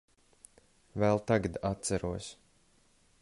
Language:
Latvian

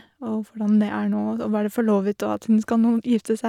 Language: Norwegian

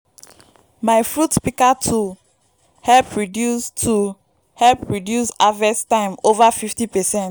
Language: Nigerian Pidgin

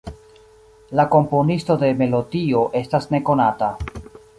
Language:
Esperanto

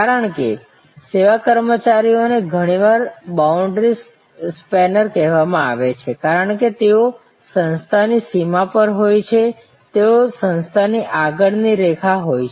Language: Gujarati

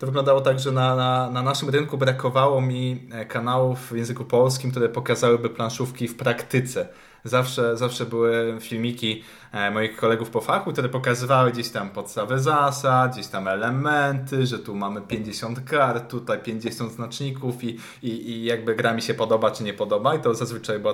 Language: Polish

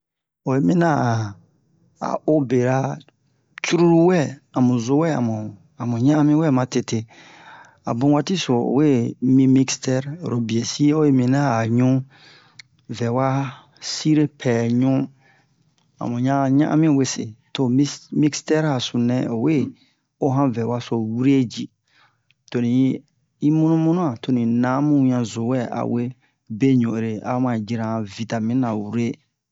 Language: Bomu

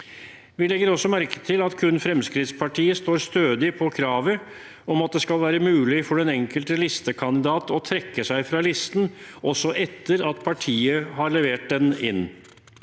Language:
Norwegian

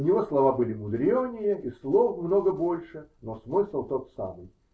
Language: Russian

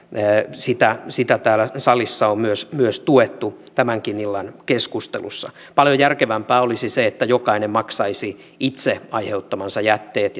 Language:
Finnish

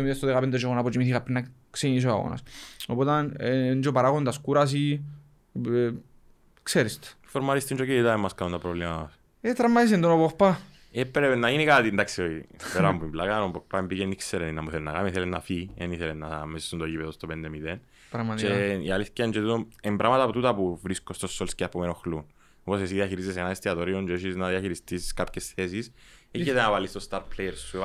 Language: Greek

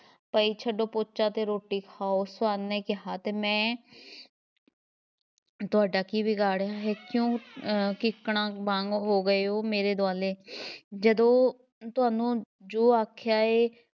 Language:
Punjabi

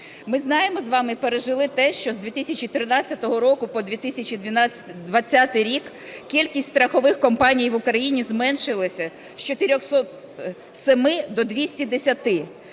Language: Ukrainian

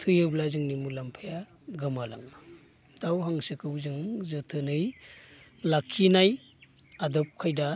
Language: Bodo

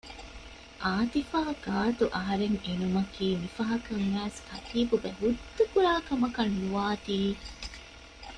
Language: Divehi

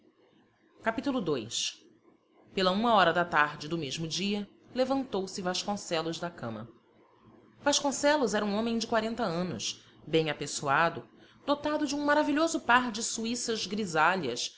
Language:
Portuguese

